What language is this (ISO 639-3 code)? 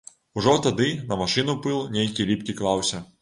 bel